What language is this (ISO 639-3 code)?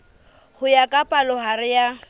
sot